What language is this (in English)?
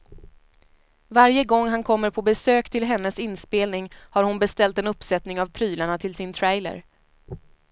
Swedish